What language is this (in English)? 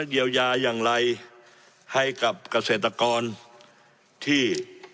Thai